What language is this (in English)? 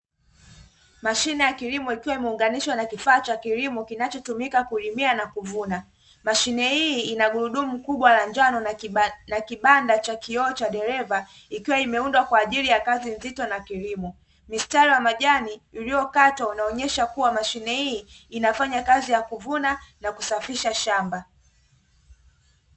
Swahili